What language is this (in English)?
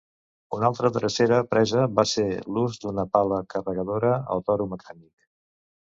Catalan